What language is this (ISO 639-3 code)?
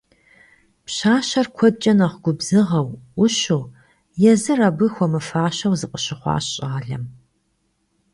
kbd